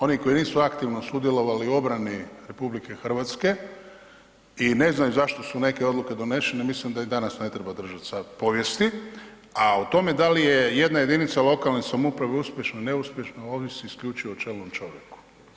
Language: Croatian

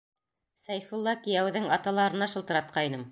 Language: Bashkir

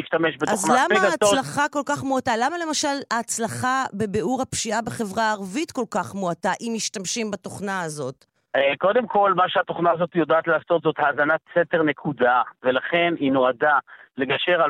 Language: Hebrew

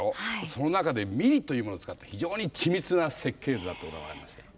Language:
Japanese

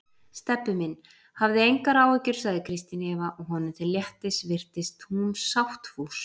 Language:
Icelandic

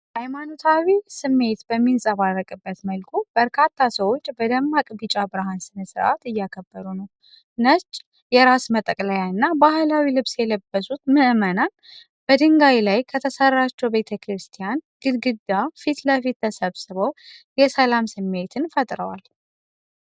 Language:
Amharic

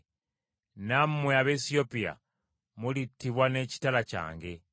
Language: Ganda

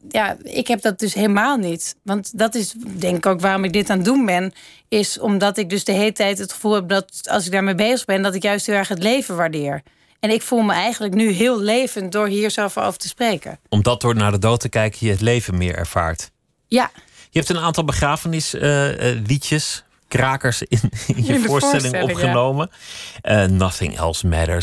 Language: Dutch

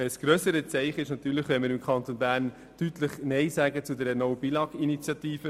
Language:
Swiss German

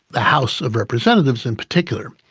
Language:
English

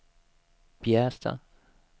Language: Swedish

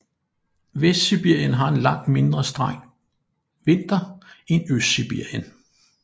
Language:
Danish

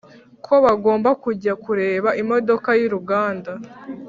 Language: Kinyarwanda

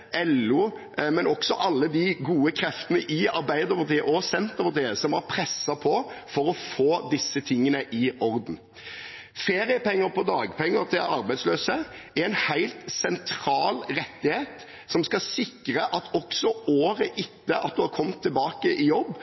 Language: Norwegian Bokmål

